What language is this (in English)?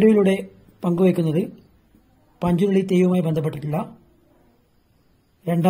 Arabic